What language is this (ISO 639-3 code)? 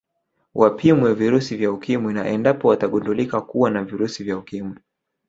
swa